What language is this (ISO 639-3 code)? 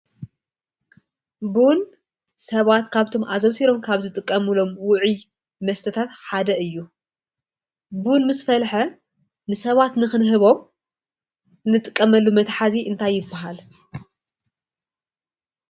tir